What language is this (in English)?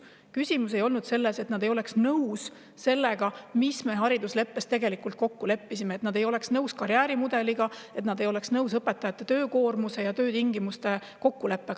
Estonian